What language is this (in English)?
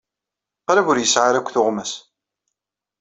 Kabyle